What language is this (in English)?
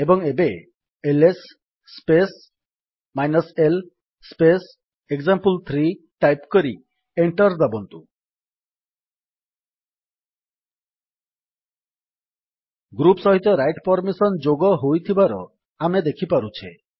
Odia